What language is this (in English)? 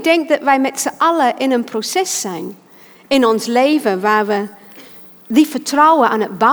Dutch